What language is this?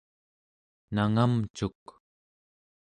Central Yupik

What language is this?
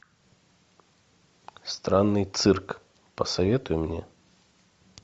Russian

